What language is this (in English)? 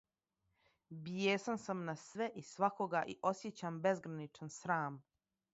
Serbian